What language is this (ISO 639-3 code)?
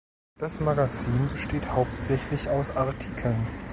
deu